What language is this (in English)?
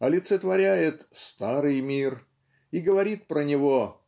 Russian